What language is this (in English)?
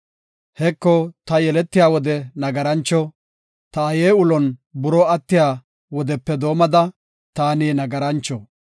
Gofa